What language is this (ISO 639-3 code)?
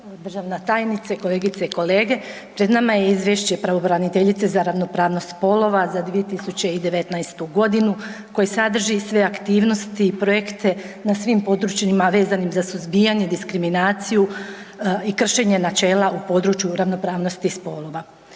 hrv